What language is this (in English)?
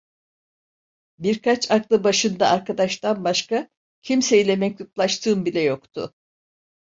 Turkish